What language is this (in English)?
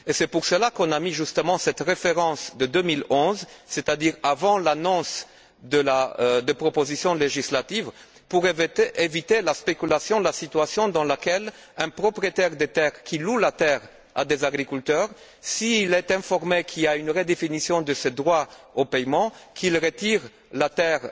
French